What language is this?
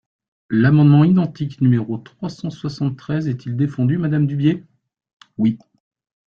French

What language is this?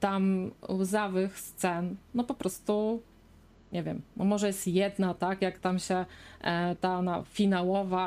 Polish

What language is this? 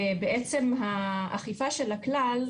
Hebrew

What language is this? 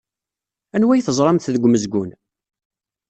Kabyle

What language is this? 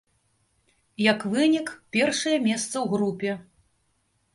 Belarusian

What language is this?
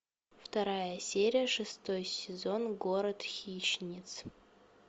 Russian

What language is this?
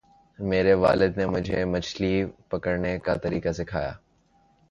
Urdu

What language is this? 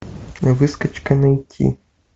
Russian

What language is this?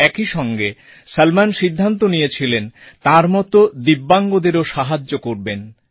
Bangla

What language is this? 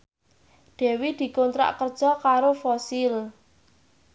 Javanese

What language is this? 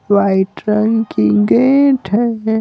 Hindi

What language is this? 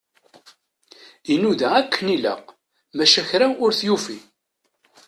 Kabyle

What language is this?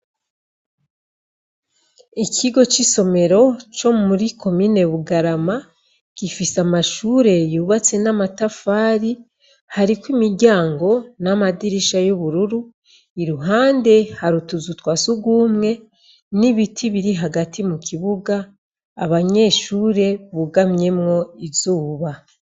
Rundi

